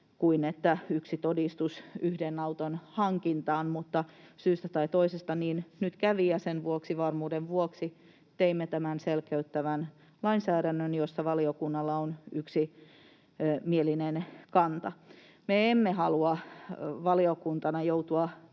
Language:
Finnish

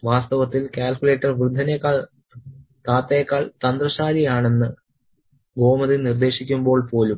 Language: Malayalam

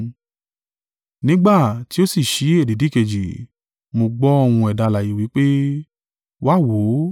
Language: Yoruba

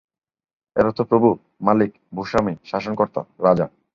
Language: Bangla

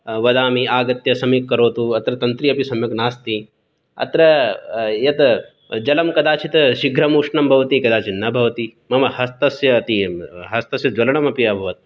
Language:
Sanskrit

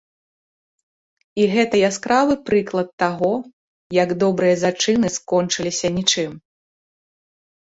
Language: Belarusian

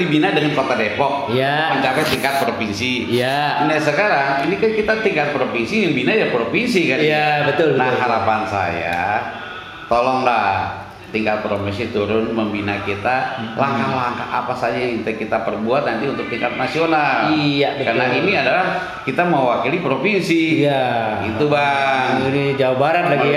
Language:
Indonesian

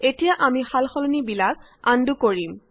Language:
Assamese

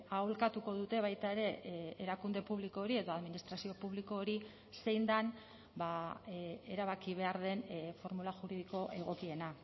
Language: Basque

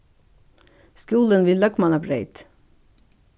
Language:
Faroese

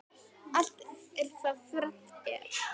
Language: Icelandic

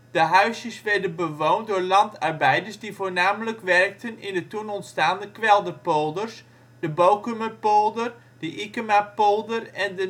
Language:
Dutch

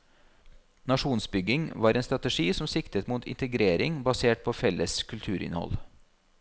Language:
Norwegian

